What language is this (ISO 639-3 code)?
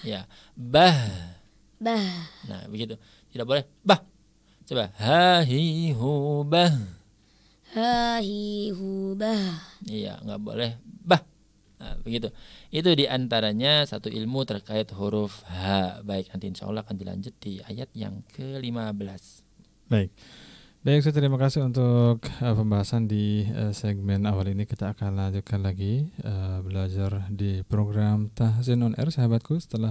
ind